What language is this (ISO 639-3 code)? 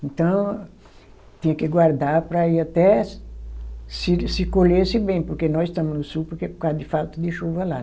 por